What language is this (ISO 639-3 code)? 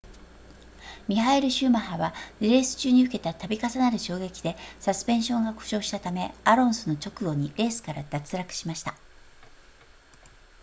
jpn